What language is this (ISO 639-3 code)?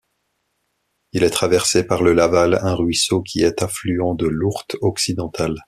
fra